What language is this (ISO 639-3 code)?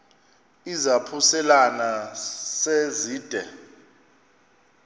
xho